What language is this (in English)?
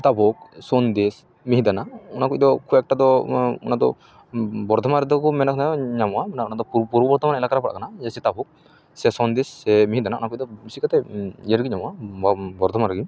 Santali